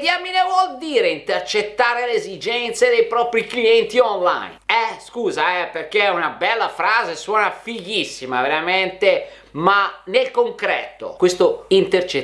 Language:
Italian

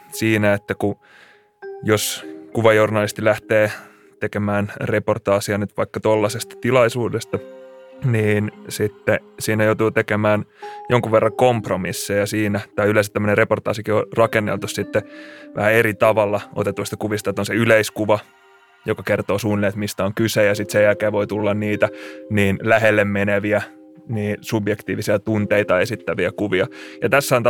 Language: Finnish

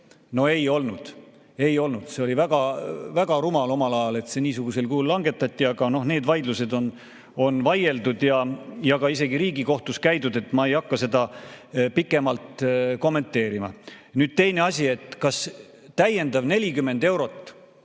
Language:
Estonian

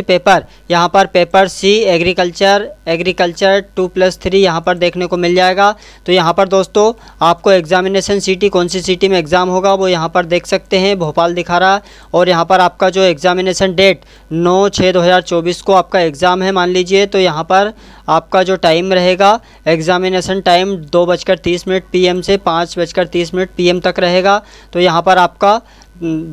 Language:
Hindi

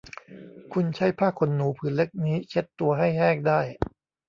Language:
Thai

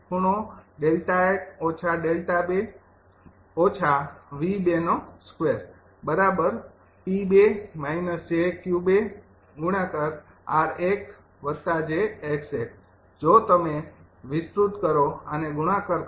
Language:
Gujarati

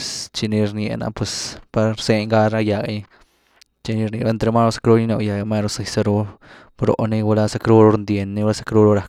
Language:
Güilá Zapotec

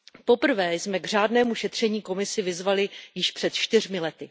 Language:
Czech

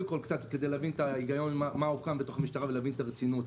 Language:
Hebrew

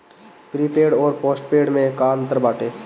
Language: Bhojpuri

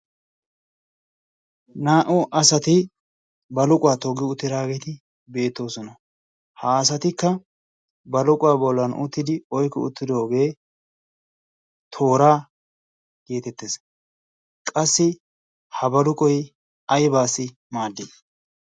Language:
Wolaytta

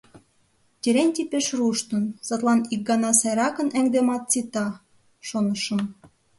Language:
Mari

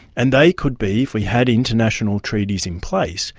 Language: English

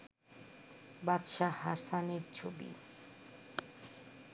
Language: Bangla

